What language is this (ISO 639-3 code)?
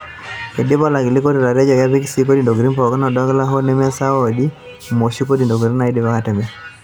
mas